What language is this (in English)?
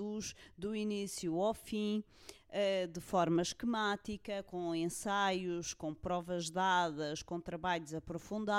Portuguese